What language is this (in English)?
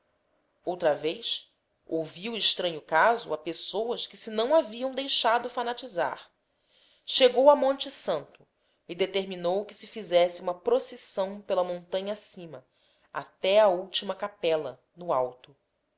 Portuguese